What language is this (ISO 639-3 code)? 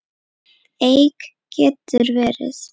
isl